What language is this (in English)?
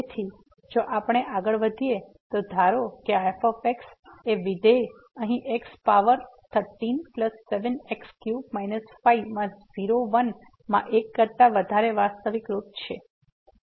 Gujarati